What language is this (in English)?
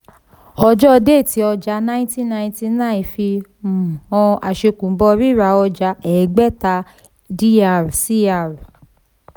Yoruba